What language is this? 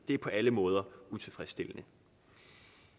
Danish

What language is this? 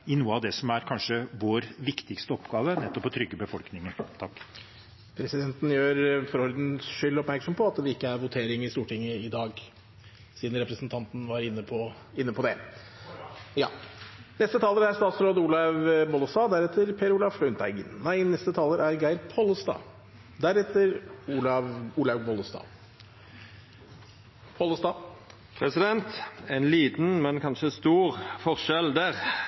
Norwegian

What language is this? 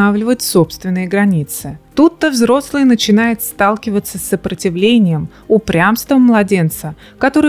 Russian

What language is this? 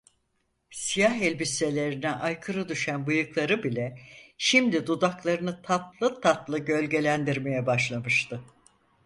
Turkish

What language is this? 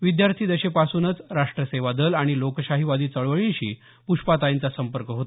Marathi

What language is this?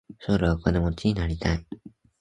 Japanese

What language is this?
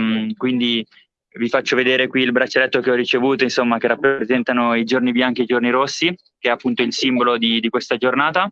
Italian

